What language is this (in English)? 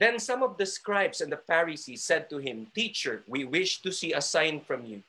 Filipino